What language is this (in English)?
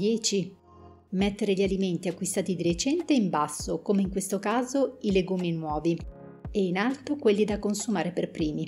Italian